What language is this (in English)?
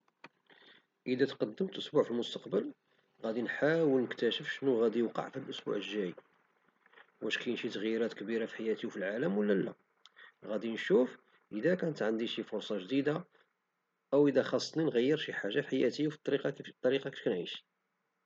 Moroccan Arabic